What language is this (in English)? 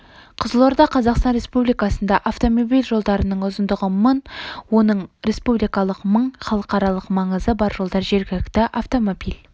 Kazakh